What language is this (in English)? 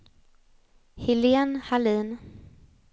Swedish